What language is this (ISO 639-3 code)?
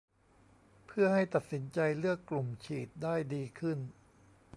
tha